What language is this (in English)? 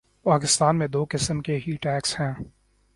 Urdu